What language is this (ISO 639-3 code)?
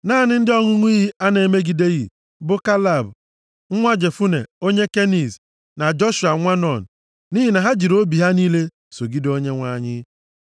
ibo